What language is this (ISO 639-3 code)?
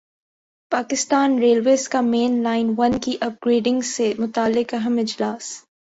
urd